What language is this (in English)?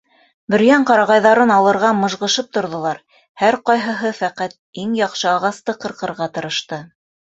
Bashkir